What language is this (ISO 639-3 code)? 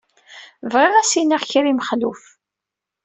kab